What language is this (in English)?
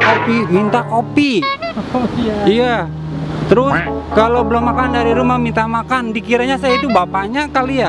Indonesian